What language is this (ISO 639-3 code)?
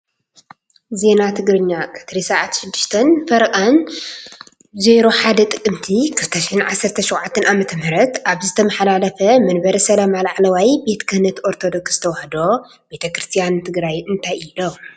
tir